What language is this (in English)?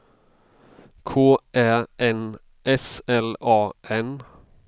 Swedish